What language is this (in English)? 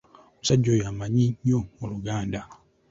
Ganda